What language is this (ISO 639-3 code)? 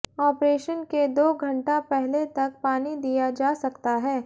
hin